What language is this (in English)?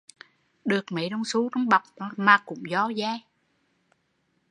Vietnamese